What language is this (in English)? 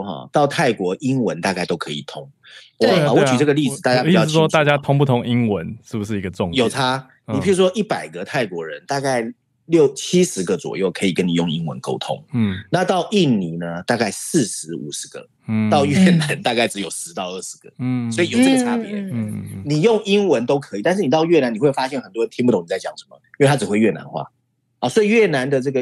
Chinese